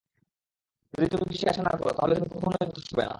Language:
Bangla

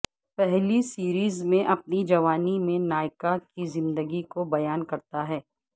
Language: Urdu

